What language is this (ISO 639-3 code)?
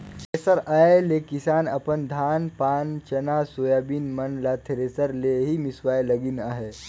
hne